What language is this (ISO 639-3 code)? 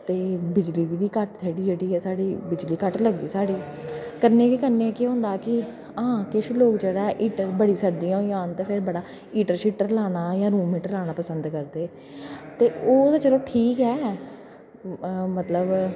doi